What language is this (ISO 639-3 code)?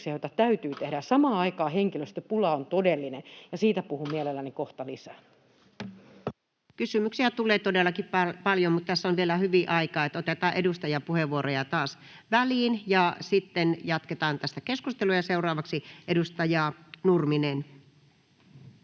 fin